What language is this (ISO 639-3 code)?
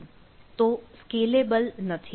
guj